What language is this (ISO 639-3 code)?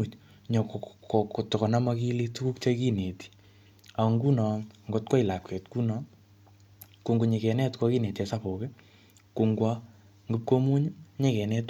kln